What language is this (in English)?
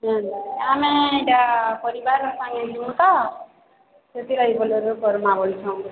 Odia